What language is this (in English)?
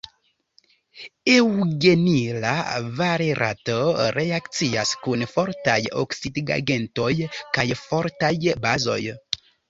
Esperanto